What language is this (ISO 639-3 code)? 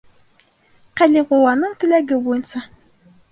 bak